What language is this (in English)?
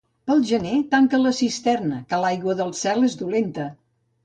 Catalan